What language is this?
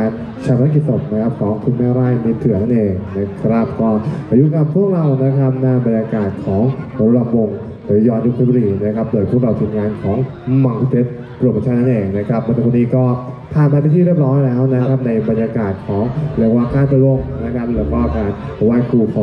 Thai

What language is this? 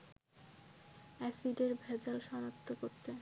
Bangla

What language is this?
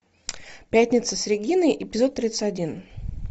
Russian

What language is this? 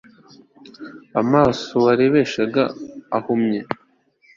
Kinyarwanda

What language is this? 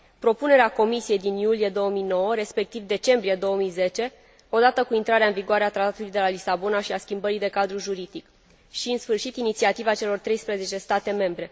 Romanian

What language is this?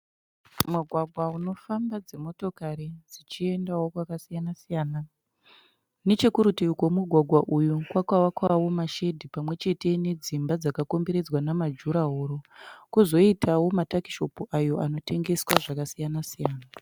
Shona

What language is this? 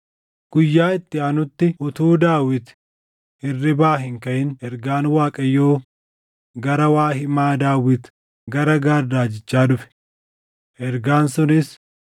Oromo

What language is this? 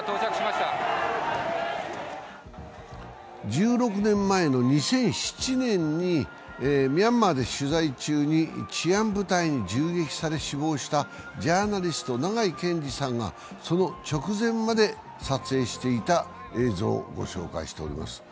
Japanese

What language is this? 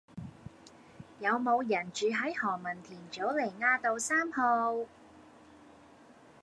Cantonese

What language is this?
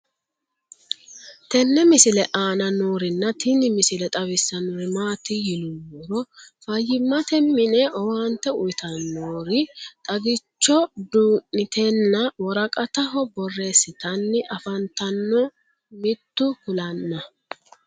Sidamo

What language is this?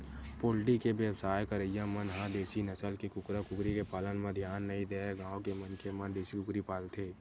Chhattisgarhi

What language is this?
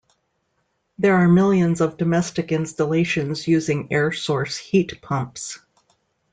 English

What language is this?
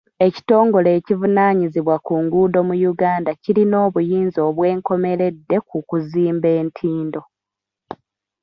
Ganda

